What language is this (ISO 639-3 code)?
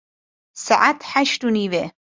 kur